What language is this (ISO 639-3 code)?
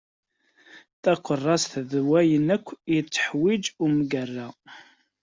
kab